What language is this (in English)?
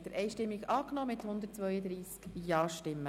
Swiss German